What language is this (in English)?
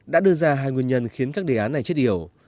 Vietnamese